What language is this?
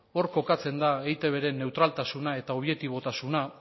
Basque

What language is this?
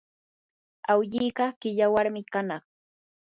Yanahuanca Pasco Quechua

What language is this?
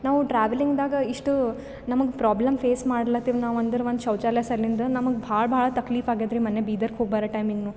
Kannada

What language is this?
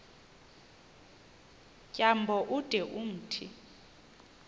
Xhosa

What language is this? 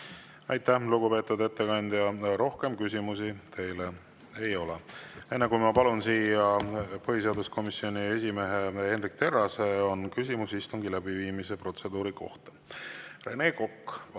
Estonian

